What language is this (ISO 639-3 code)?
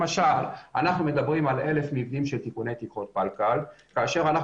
heb